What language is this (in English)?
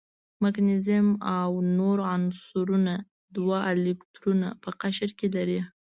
Pashto